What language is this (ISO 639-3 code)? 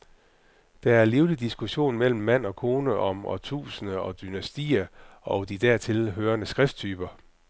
dan